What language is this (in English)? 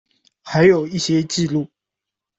Chinese